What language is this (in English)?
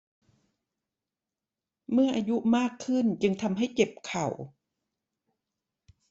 Thai